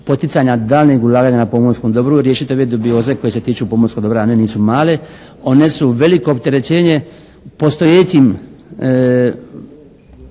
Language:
Croatian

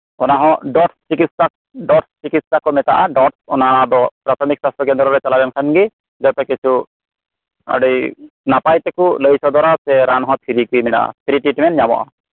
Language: Santali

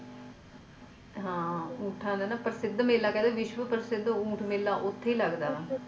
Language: Punjabi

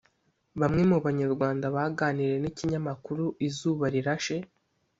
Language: Kinyarwanda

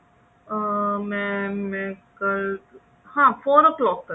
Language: Punjabi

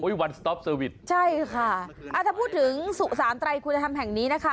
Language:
Thai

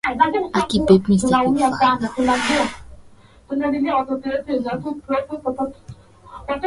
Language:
Swahili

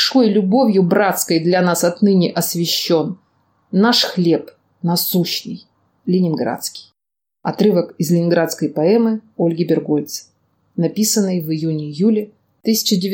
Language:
Russian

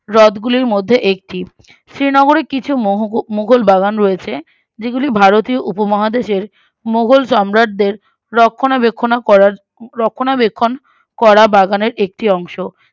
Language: Bangla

